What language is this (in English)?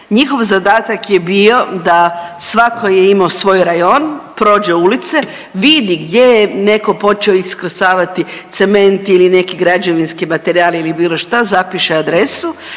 Croatian